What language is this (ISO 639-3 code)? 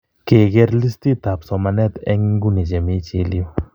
kln